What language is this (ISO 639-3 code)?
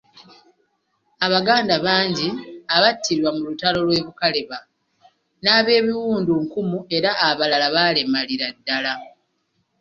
lug